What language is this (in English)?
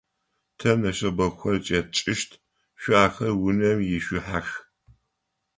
Adyghe